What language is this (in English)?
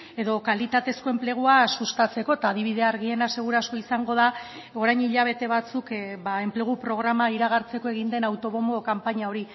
Basque